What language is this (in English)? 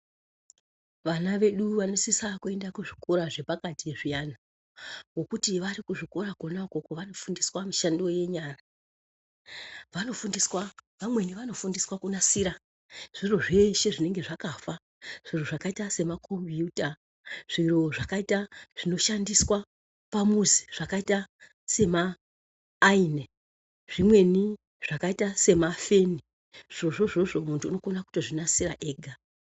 Ndau